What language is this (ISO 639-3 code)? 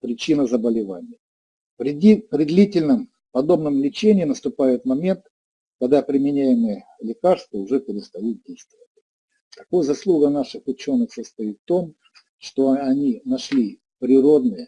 rus